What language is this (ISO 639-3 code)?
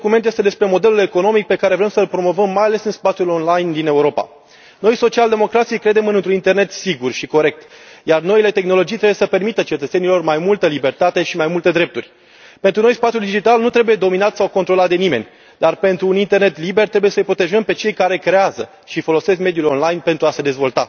ron